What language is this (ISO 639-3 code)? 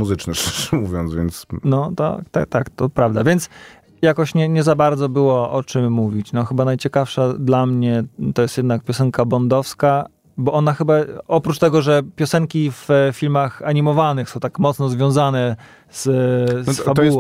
pol